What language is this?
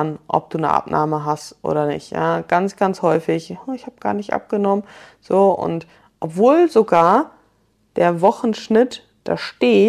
German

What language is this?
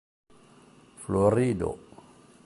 Esperanto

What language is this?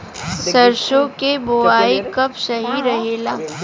Bhojpuri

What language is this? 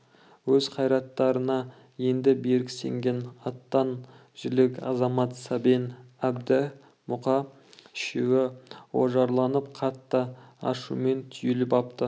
Kazakh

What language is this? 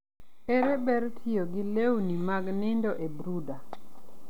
Luo (Kenya and Tanzania)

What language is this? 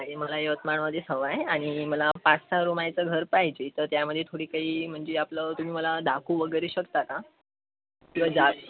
Marathi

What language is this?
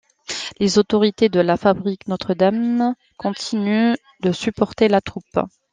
French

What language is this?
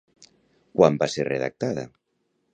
Catalan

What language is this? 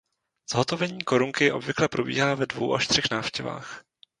Czech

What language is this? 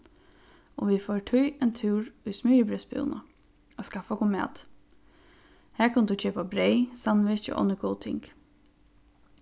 Faroese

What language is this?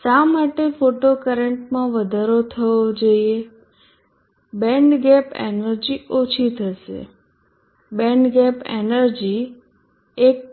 Gujarati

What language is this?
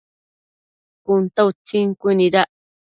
Matsés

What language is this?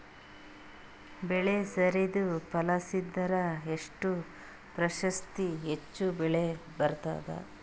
Kannada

